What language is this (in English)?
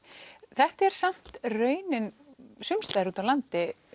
Icelandic